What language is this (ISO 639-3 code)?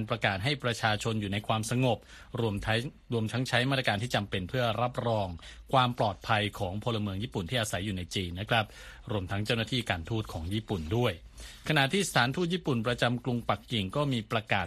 tha